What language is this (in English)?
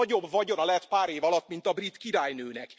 Hungarian